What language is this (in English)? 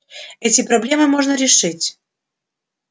Russian